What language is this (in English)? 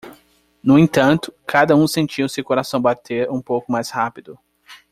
Portuguese